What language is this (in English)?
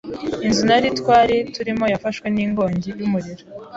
Kinyarwanda